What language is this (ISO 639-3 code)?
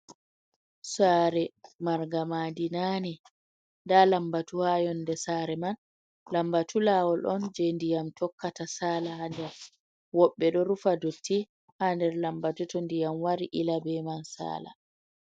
ful